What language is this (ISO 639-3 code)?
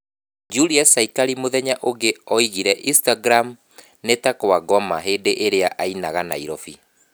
kik